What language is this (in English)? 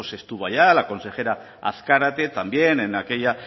Spanish